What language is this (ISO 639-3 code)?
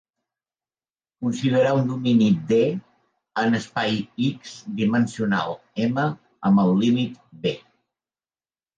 cat